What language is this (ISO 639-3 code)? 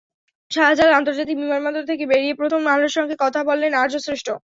ben